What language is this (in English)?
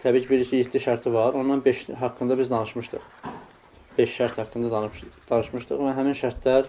Turkish